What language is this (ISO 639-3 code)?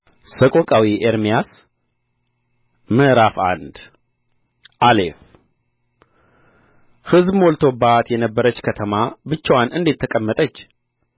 amh